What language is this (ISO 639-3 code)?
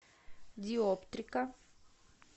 rus